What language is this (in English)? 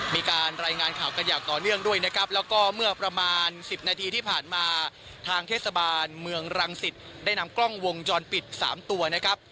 Thai